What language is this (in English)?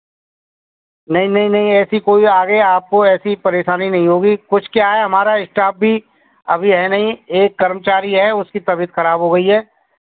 Hindi